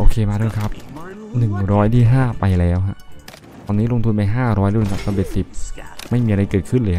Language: Thai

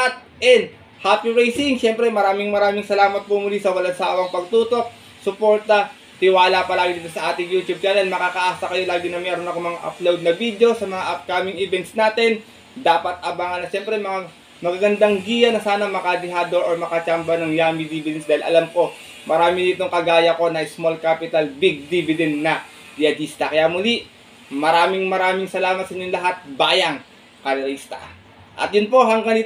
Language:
Filipino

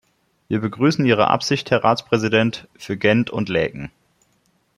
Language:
German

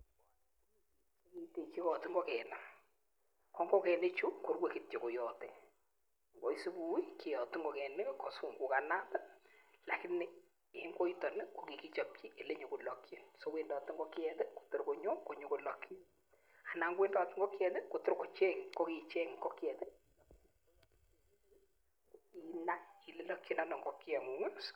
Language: Kalenjin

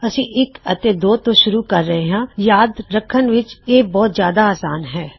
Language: Punjabi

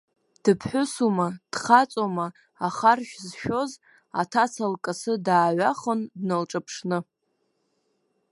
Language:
Abkhazian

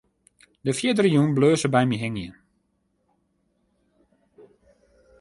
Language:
Western Frisian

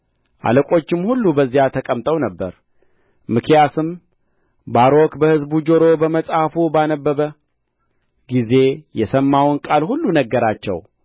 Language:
Amharic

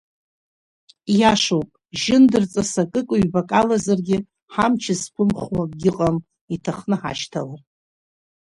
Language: Abkhazian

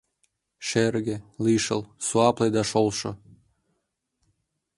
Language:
Mari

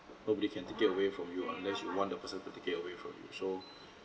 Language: English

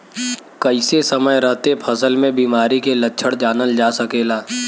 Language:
Bhojpuri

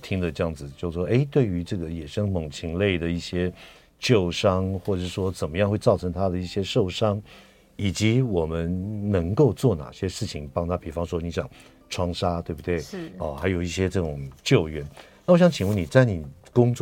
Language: Chinese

